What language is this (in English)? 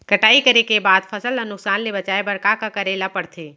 Chhattisgarhi